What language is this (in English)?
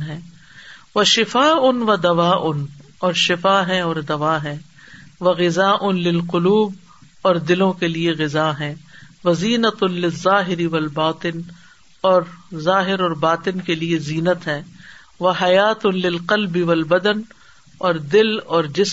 Urdu